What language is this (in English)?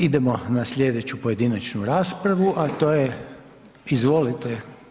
Croatian